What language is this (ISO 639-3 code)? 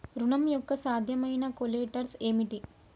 tel